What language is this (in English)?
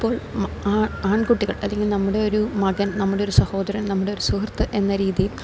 Malayalam